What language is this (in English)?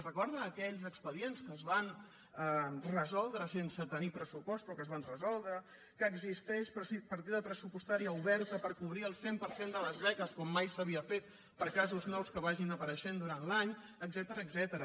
Catalan